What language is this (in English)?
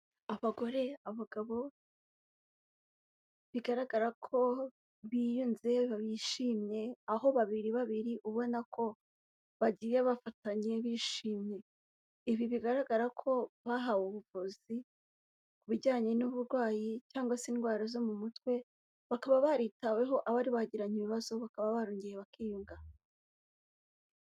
Kinyarwanda